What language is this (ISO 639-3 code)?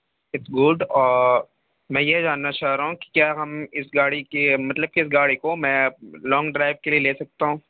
urd